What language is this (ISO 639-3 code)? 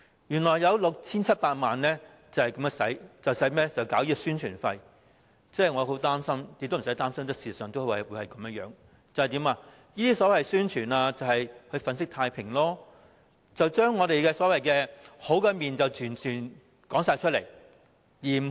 yue